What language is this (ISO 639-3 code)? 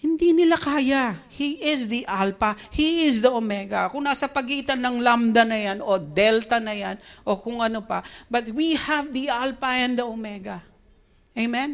fil